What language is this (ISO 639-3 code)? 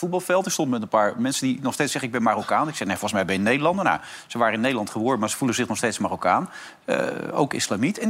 nld